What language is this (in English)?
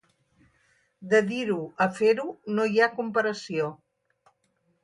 Catalan